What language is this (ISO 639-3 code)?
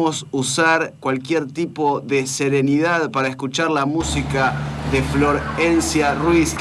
spa